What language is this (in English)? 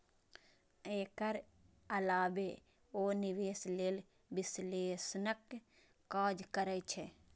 Maithili